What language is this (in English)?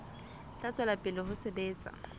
Southern Sotho